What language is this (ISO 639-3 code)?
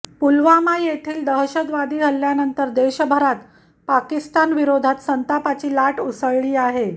mar